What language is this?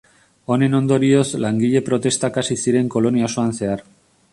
Basque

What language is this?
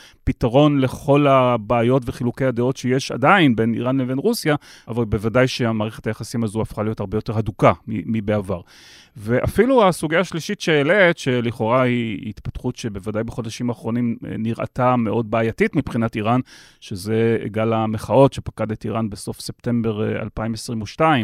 Hebrew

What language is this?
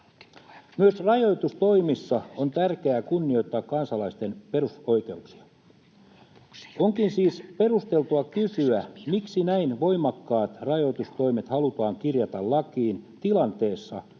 Finnish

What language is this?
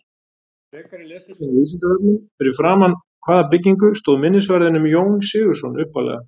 Icelandic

